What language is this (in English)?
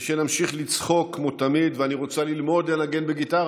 Hebrew